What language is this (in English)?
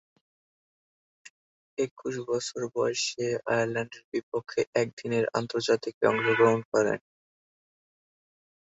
Bangla